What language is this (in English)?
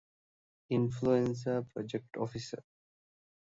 Divehi